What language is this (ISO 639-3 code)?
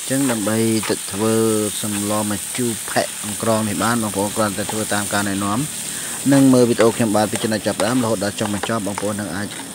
tha